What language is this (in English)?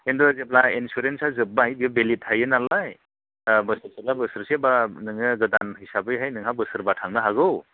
Bodo